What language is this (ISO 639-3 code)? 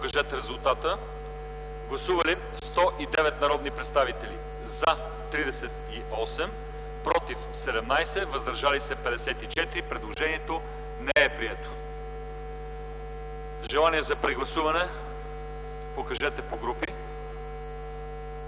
bul